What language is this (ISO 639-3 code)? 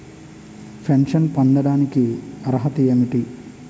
tel